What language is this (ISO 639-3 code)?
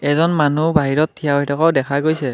asm